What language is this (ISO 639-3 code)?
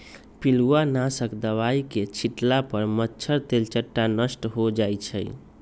mag